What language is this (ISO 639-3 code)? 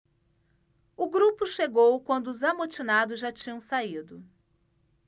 por